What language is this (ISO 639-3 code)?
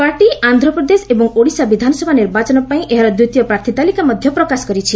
ori